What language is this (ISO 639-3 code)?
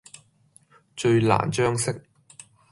yue